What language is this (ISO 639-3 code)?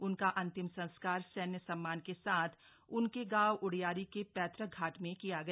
hin